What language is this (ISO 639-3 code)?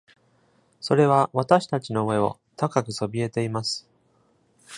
jpn